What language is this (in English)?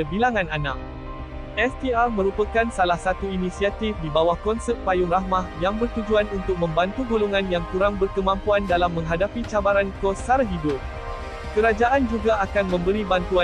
Malay